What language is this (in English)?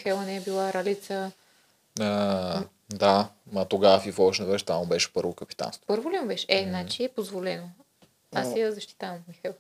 Bulgarian